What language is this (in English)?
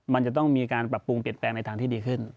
Thai